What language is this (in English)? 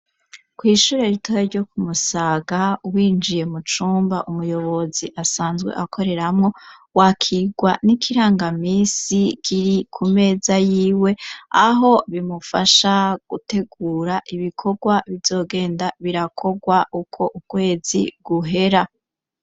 Rundi